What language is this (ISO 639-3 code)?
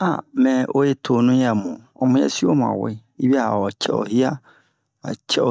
bmq